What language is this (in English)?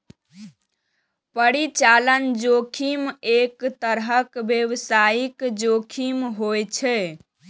Maithili